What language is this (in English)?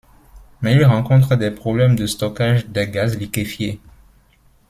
French